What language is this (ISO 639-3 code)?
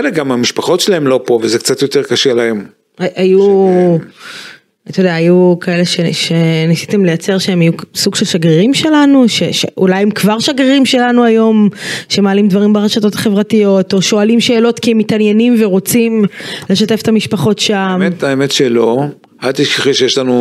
heb